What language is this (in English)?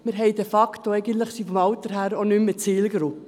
Swiss German